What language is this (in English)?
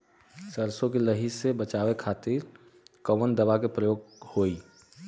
Bhojpuri